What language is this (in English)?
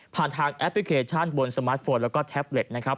Thai